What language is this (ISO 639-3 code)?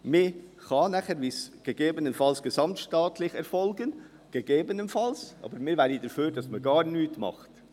gsw